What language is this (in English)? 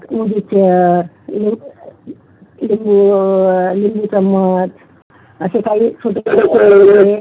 Marathi